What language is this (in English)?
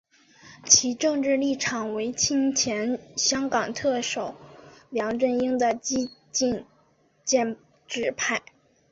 Chinese